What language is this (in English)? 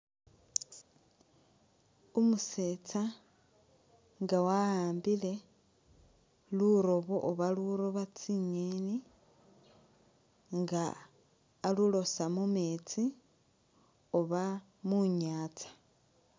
Masaaba